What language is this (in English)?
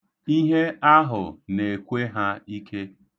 Igbo